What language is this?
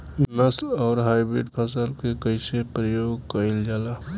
Bhojpuri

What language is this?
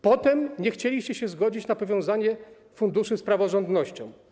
Polish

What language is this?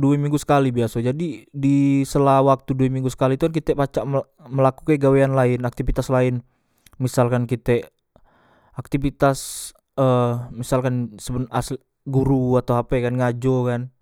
Musi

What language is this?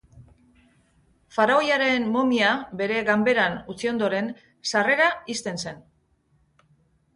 Basque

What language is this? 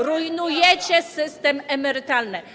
Polish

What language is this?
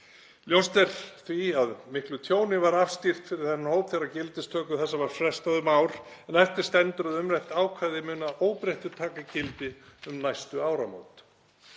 Icelandic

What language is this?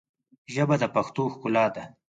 Pashto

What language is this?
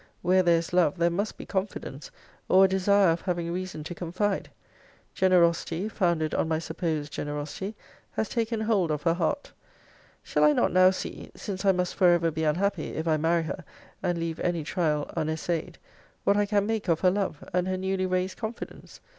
English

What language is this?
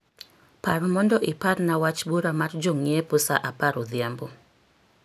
Luo (Kenya and Tanzania)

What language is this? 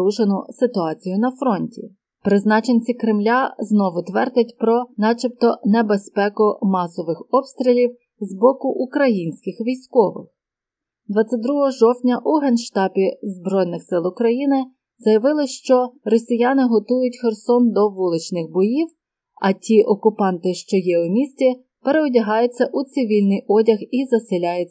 Ukrainian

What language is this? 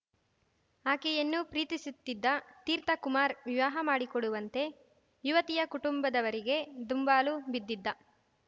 Kannada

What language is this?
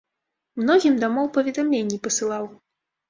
Belarusian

